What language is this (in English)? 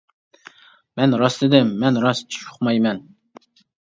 Uyghur